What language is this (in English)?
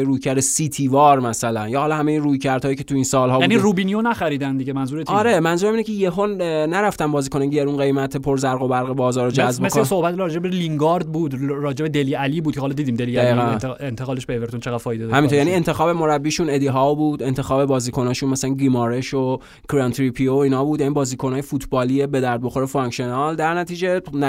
Persian